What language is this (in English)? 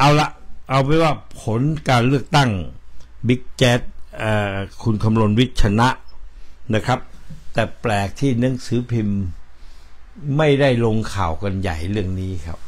Thai